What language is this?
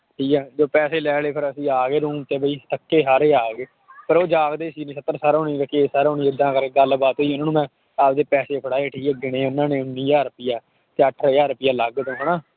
Punjabi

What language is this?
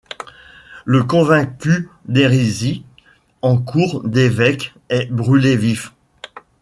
French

